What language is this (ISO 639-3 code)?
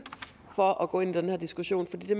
dan